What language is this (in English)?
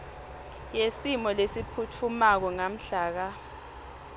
Swati